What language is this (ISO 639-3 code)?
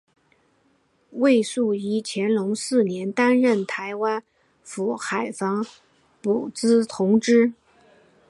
zho